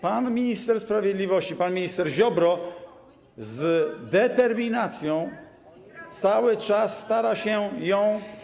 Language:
Polish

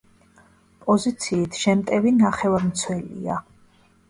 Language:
Georgian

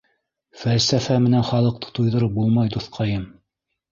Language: Bashkir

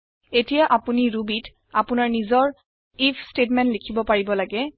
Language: Assamese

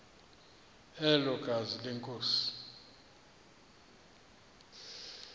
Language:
Xhosa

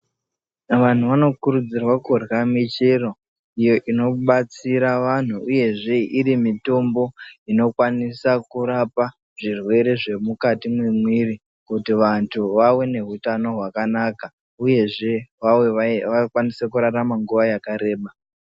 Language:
Ndau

